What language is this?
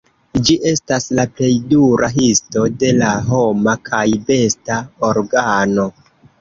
Esperanto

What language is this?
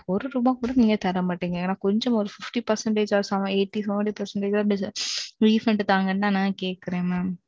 Tamil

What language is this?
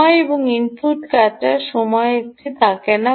Bangla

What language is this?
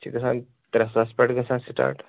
Kashmiri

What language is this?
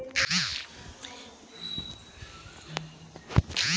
Bhojpuri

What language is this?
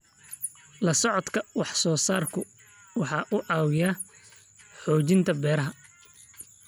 Somali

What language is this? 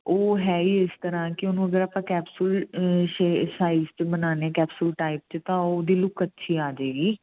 Punjabi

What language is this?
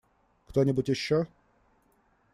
Russian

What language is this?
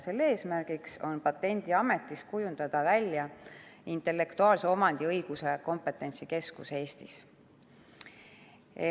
Estonian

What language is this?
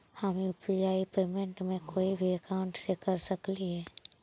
Magahi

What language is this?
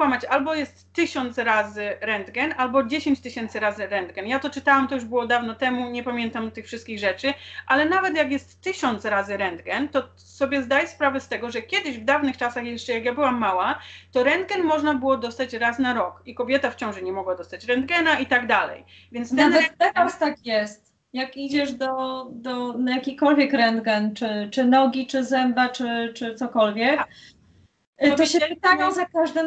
Polish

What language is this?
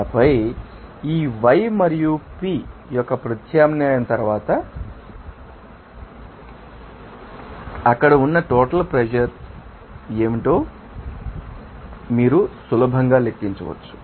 Telugu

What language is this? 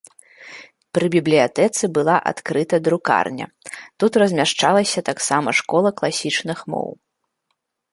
Belarusian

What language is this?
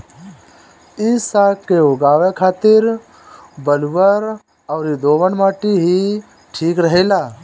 Bhojpuri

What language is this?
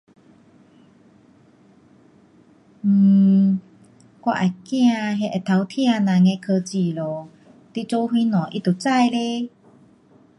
Pu-Xian Chinese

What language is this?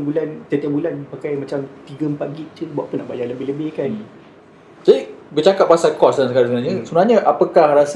Malay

